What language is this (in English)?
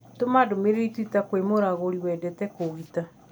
Kikuyu